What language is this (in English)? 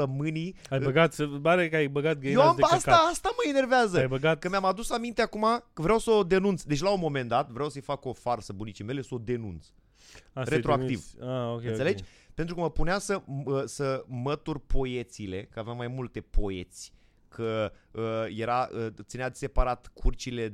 Romanian